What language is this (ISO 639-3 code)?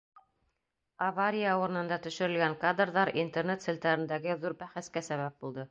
bak